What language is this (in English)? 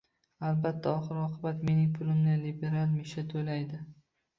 Uzbek